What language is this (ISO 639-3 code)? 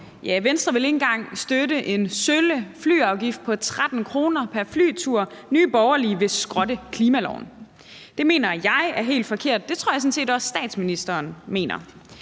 dan